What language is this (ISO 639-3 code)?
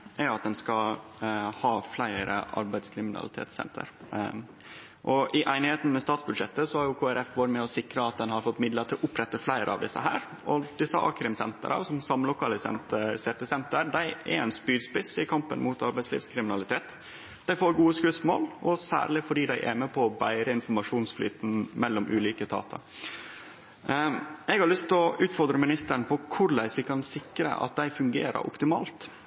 nno